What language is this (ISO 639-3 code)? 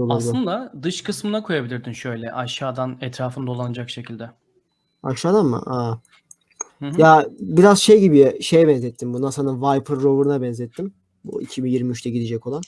tur